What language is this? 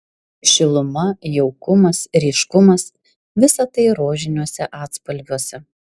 Lithuanian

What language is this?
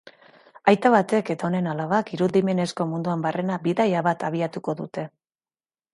Basque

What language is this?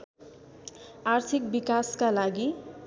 Nepali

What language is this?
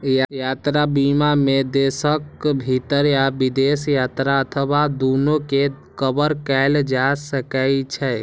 Maithili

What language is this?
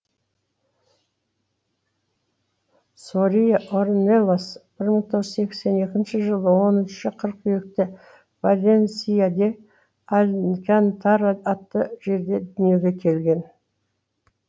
Kazakh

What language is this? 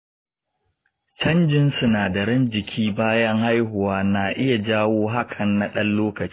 Hausa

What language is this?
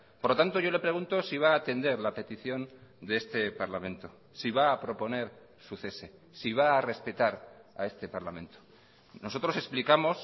Spanish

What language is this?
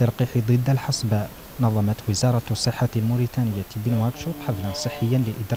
Arabic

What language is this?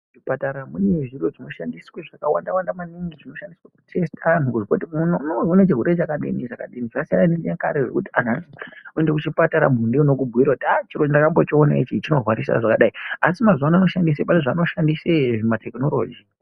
Ndau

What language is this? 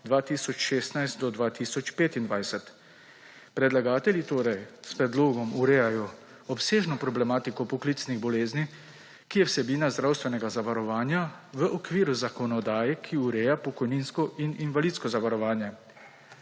Slovenian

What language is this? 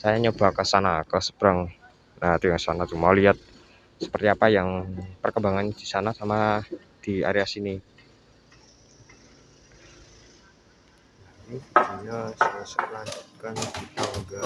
Indonesian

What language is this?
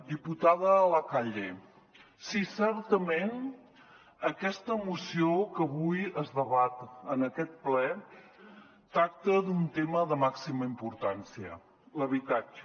Catalan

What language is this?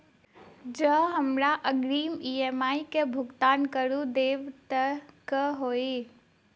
Maithili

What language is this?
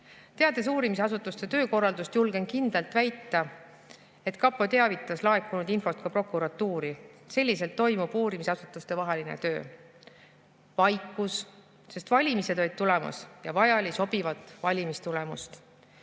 Estonian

